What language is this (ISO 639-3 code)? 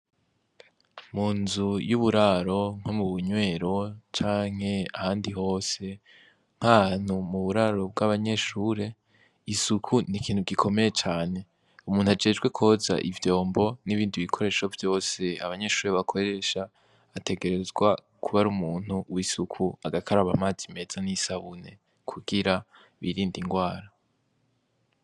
run